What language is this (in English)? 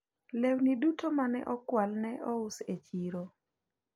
Luo (Kenya and Tanzania)